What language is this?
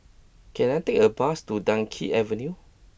English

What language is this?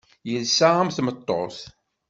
Kabyle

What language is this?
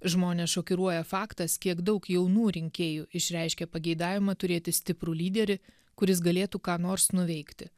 Lithuanian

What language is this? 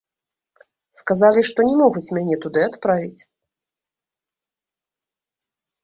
Belarusian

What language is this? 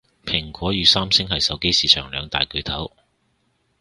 Cantonese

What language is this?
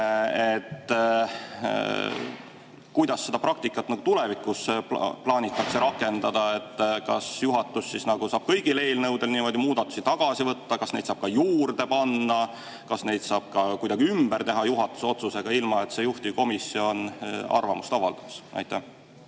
Estonian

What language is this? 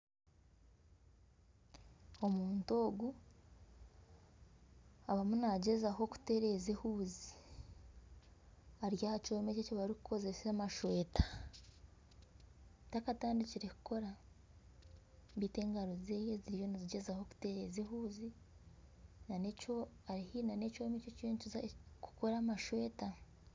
Nyankole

